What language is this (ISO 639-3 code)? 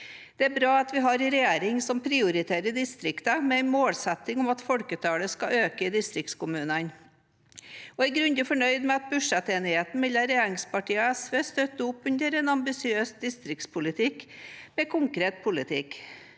nor